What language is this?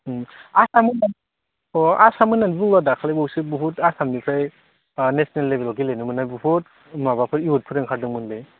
Bodo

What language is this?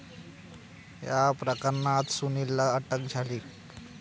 Marathi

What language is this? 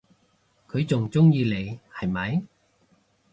Cantonese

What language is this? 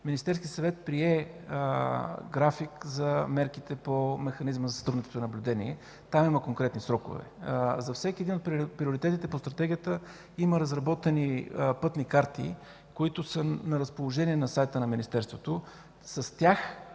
Bulgarian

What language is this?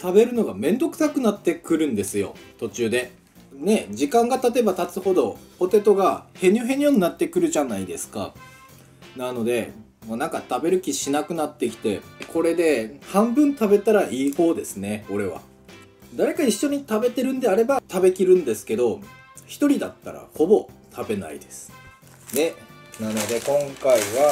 Japanese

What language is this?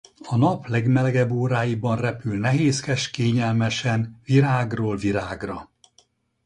Hungarian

